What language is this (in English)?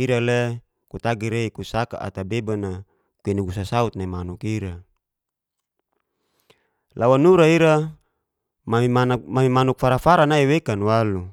Geser-Gorom